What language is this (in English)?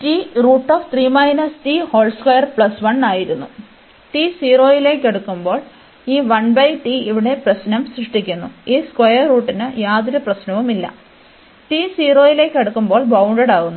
Malayalam